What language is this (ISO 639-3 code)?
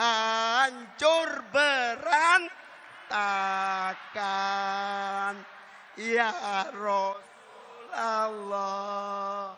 ind